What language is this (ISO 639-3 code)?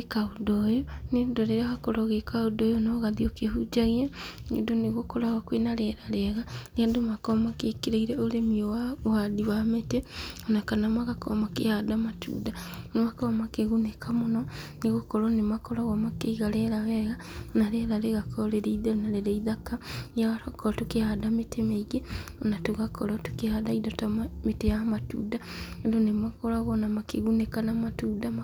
kik